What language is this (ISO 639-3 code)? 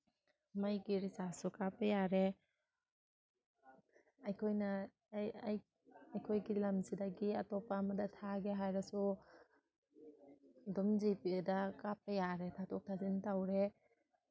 mni